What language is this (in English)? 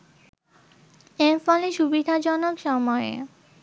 Bangla